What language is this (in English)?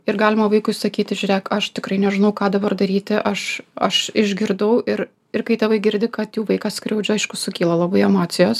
Lithuanian